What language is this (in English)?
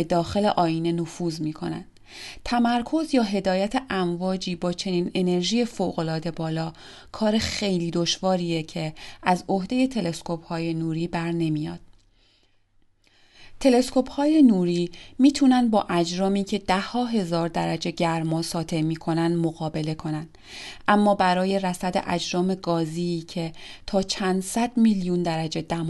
Persian